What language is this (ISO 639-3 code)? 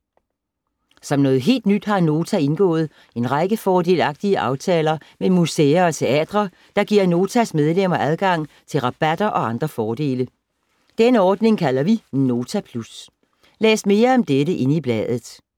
dan